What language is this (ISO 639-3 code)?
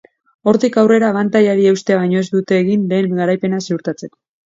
eus